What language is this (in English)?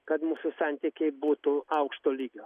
Lithuanian